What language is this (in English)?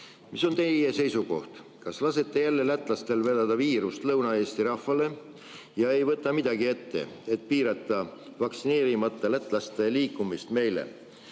Estonian